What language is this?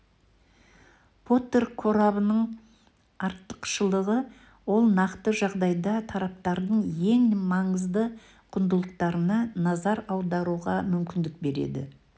Kazakh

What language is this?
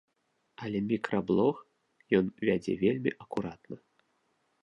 Belarusian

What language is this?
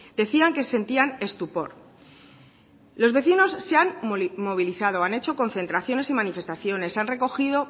Spanish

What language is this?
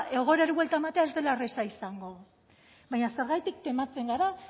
Basque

